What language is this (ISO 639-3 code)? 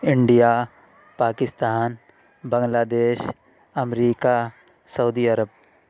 urd